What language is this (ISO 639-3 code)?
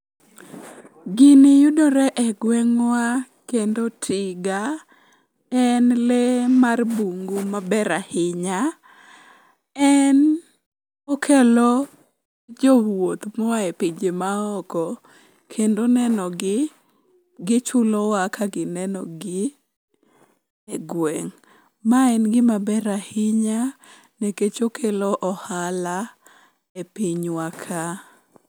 luo